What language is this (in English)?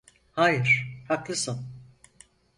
Turkish